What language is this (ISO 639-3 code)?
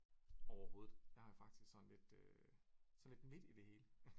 dan